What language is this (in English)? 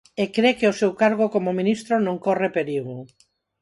Galician